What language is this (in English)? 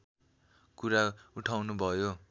Nepali